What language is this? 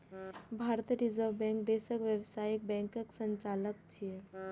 Maithili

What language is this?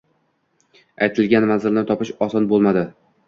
Uzbek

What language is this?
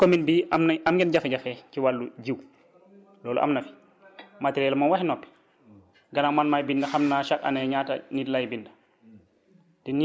Wolof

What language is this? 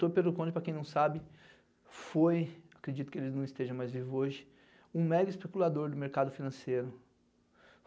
Portuguese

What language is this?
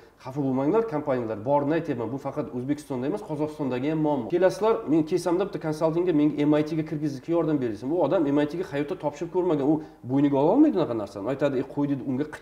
Russian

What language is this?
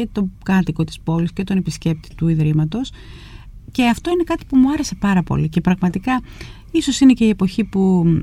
Greek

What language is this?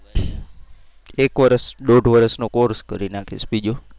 Gujarati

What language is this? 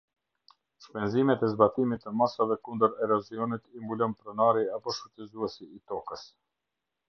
Albanian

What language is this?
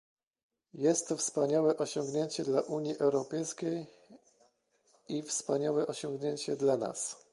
Polish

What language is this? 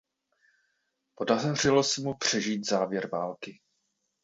Czech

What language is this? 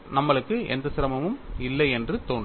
Tamil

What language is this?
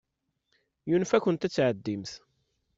Kabyle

